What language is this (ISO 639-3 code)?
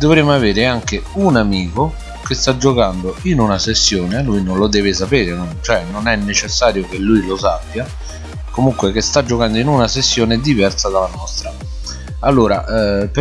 ita